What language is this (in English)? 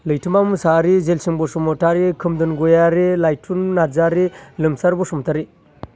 Bodo